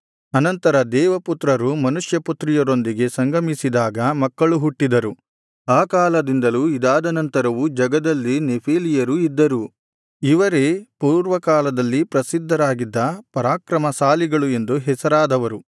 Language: Kannada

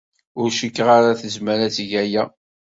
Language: Kabyle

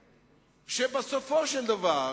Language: Hebrew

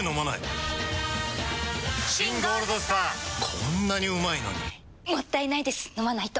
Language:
Japanese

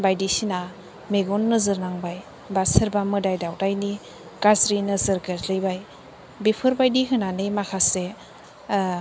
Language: Bodo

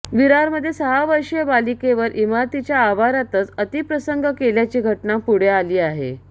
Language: Marathi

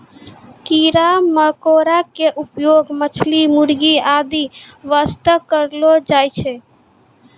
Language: Maithili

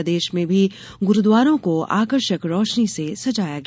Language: Hindi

